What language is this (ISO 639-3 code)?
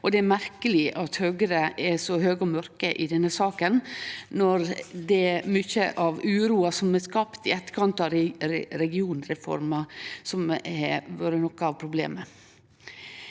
nor